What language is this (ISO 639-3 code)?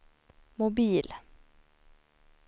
swe